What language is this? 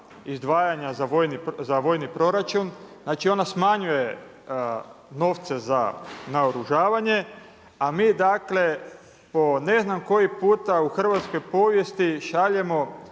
Croatian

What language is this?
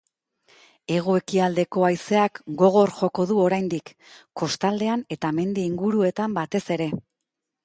Basque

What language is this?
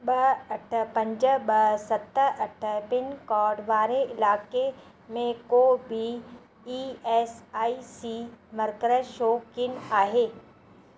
Sindhi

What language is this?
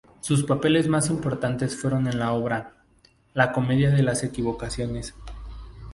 Spanish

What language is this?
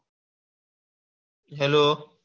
Gujarati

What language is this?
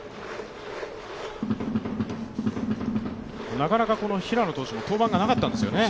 Japanese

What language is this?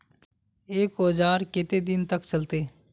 Magahi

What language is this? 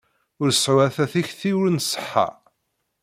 Kabyle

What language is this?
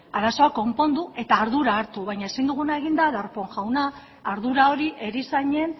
Basque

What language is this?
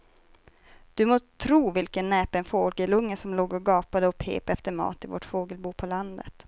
Swedish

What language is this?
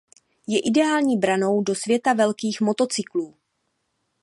Czech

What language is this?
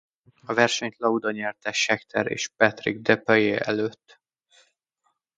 Hungarian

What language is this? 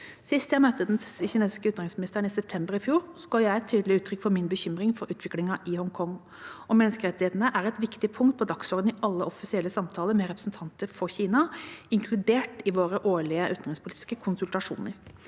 Norwegian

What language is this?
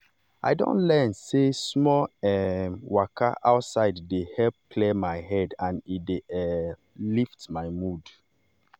Nigerian Pidgin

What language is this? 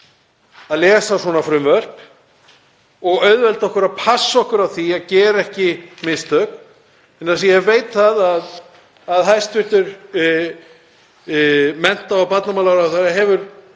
Icelandic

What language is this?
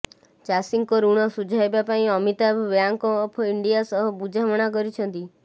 Odia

